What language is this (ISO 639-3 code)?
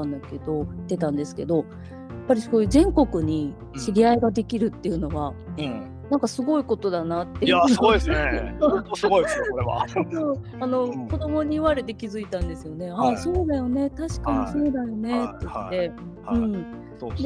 jpn